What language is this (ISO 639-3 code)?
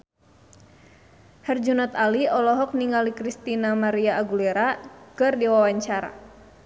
sun